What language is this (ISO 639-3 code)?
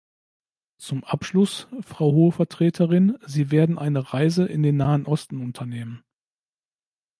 deu